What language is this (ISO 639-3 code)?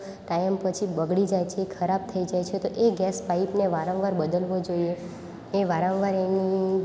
guj